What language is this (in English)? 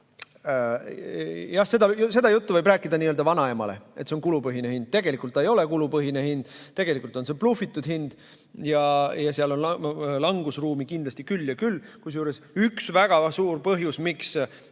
Estonian